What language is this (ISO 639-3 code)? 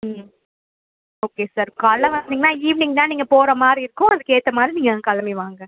tam